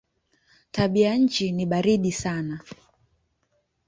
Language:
Swahili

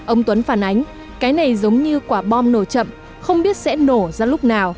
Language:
Vietnamese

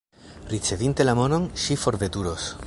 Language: Esperanto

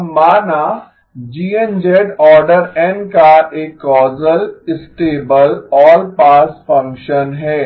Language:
Hindi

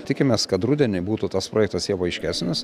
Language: Lithuanian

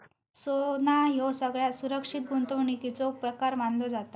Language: Marathi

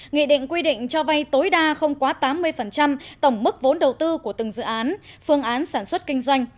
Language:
Vietnamese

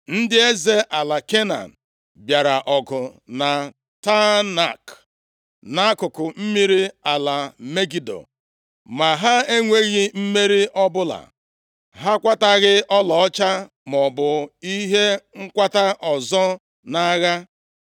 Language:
Igbo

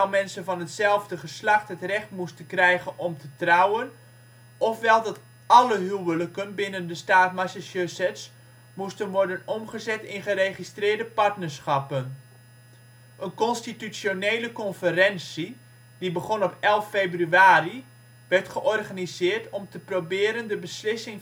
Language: Dutch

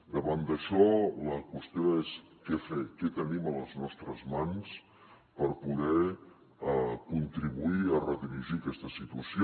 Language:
Catalan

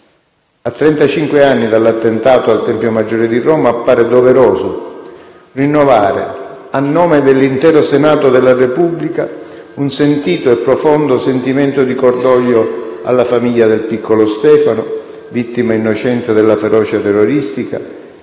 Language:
Italian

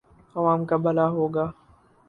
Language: Urdu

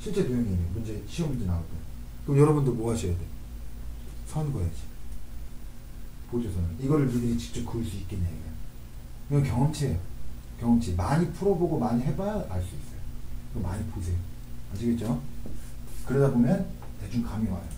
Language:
Korean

